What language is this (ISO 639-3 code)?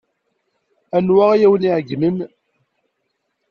kab